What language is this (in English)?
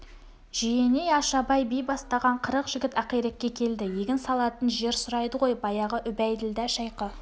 Kazakh